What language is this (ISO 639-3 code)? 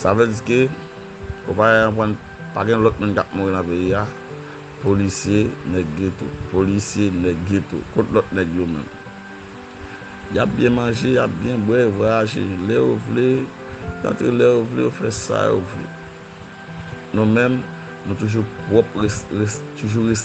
fra